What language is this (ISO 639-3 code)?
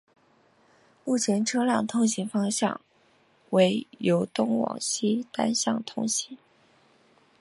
zho